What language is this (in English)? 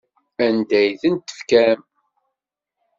Kabyle